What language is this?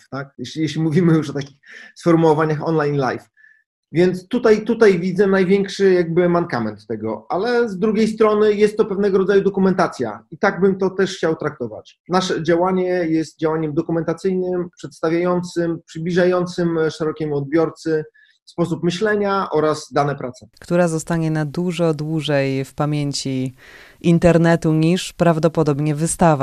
Polish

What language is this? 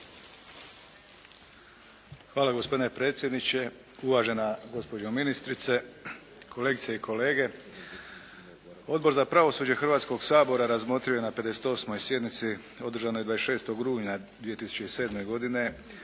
Croatian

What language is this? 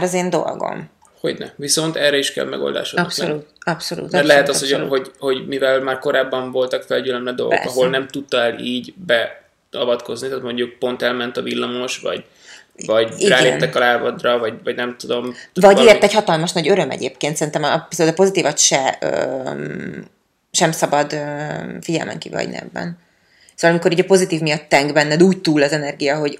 Hungarian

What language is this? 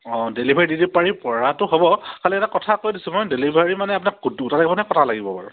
Assamese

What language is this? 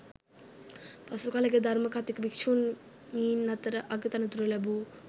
Sinhala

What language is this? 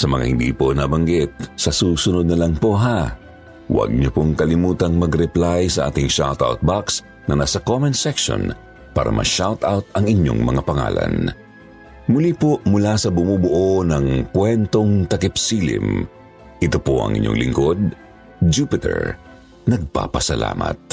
Filipino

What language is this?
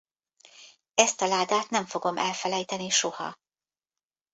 Hungarian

